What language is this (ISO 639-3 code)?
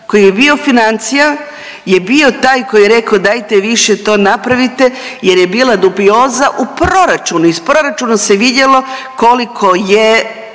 hrv